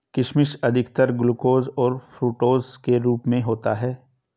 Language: Hindi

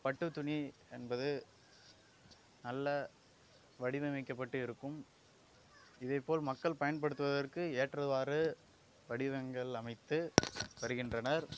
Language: Tamil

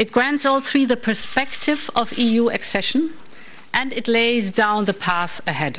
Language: Romanian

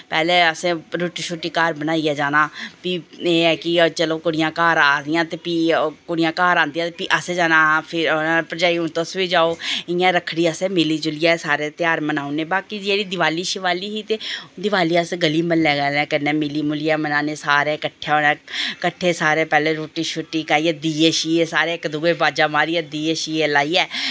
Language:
Dogri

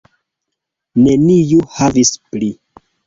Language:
Esperanto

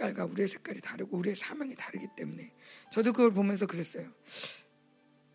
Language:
Korean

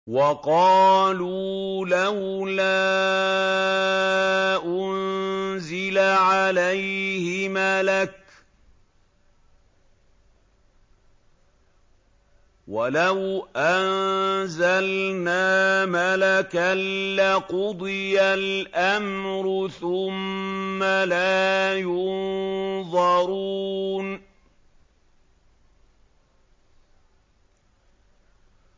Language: Arabic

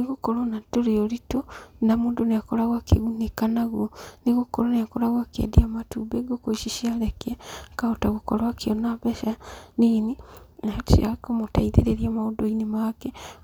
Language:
Kikuyu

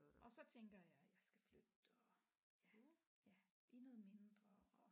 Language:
Danish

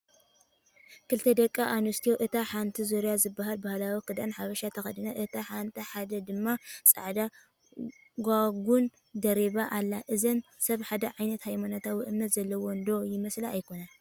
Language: Tigrinya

